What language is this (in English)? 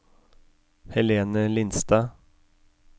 Norwegian